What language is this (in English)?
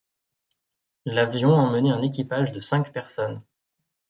French